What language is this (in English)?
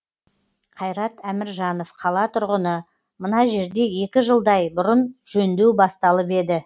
Kazakh